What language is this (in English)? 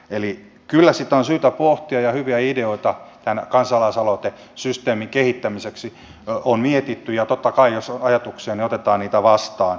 Finnish